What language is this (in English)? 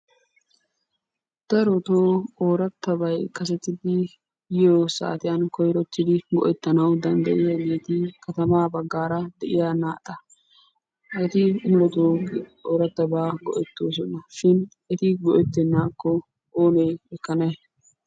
Wolaytta